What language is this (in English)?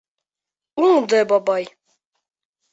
Bashkir